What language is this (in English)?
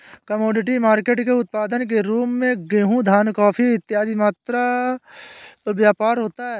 Hindi